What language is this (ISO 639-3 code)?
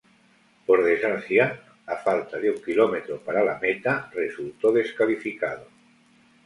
spa